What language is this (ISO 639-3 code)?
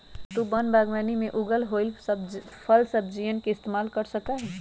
mag